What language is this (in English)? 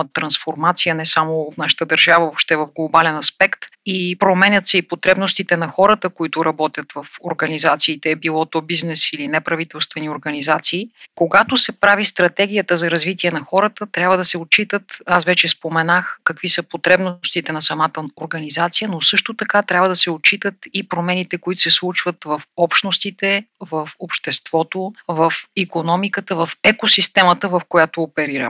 Bulgarian